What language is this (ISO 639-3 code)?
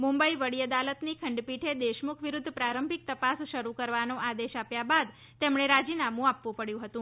guj